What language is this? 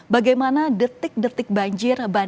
Indonesian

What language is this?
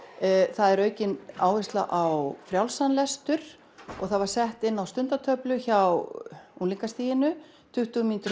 Icelandic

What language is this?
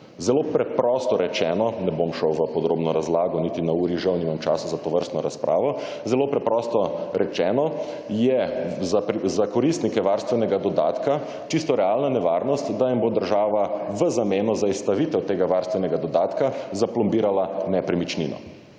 Slovenian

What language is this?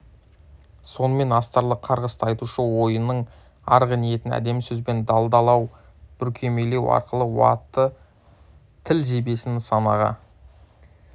Kazakh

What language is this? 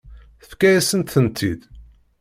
Kabyle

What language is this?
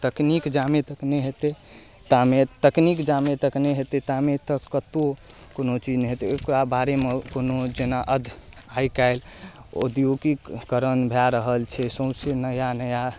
Maithili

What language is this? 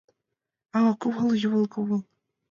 Mari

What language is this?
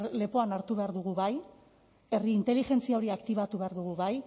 Basque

